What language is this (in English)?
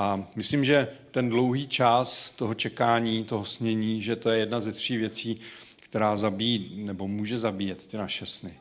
Czech